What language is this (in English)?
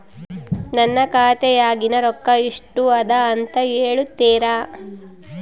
Kannada